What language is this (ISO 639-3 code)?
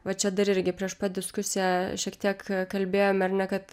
lit